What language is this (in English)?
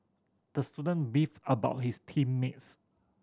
English